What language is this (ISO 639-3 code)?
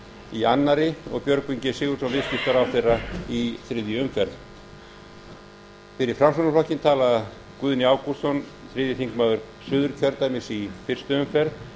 isl